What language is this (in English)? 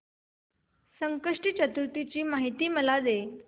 Marathi